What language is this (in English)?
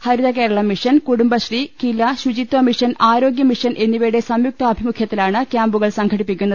Malayalam